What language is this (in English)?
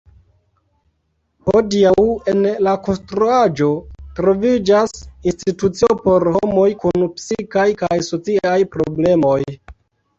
Esperanto